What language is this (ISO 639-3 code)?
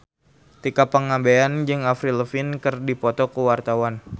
sun